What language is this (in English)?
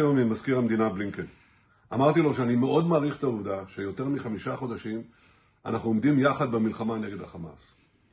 Hebrew